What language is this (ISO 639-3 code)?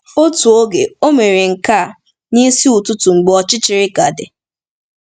ibo